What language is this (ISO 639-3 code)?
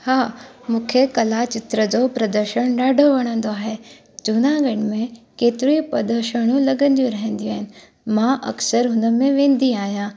snd